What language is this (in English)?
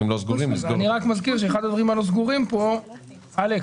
Hebrew